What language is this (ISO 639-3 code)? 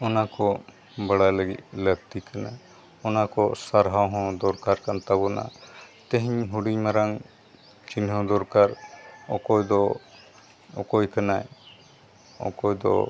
sat